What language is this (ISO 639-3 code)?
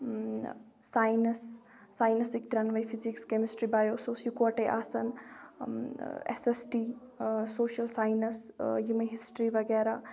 kas